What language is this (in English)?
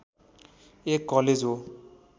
Nepali